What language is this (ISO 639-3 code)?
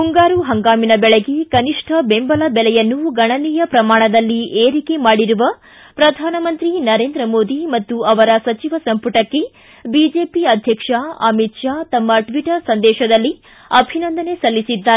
kan